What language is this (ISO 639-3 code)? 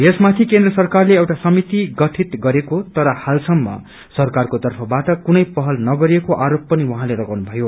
nep